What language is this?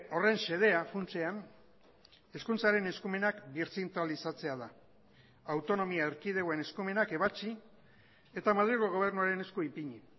Basque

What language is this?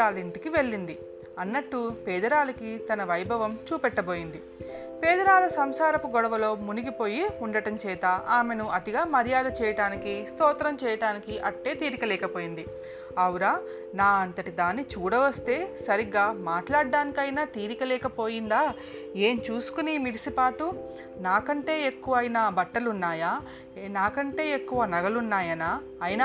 Telugu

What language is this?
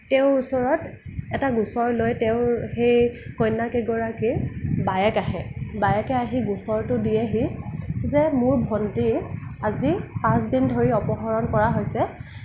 Assamese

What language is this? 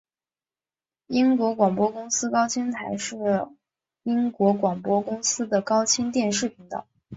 Chinese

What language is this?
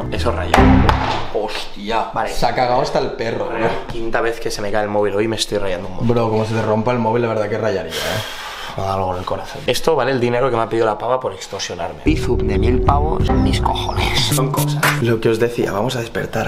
Spanish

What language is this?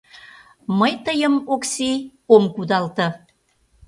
Mari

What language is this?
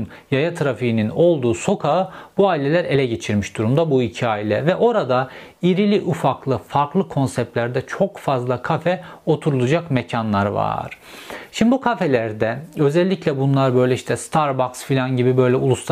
Turkish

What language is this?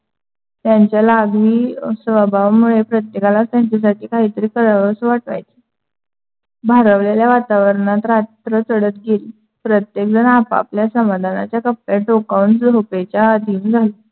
Marathi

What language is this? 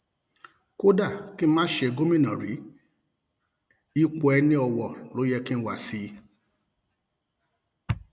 Yoruba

